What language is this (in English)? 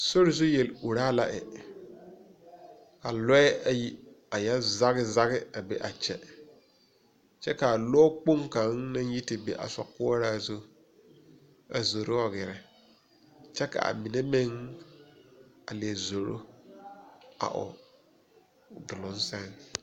Southern Dagaare